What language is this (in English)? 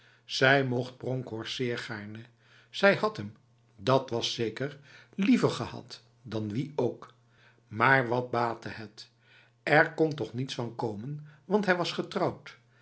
Dutch